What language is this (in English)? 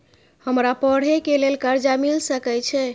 Maithili